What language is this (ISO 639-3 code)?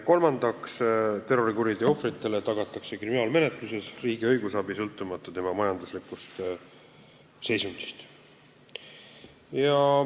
est